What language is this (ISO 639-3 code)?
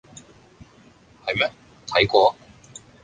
yue